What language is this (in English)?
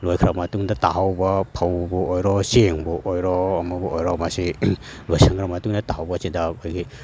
Manipuri